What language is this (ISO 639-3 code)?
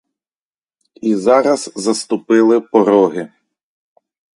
ukr